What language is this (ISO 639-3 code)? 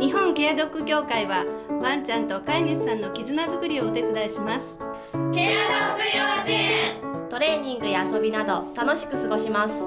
jpn